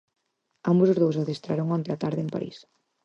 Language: Galician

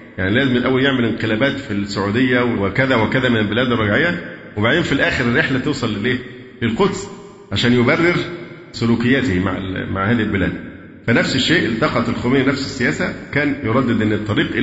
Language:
Arabic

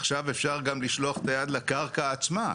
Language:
Hebrew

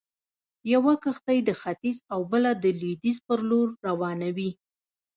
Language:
Pashto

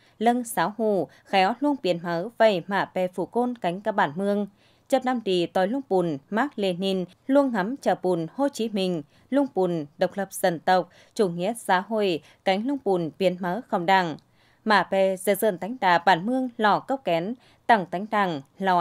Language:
Vietnamese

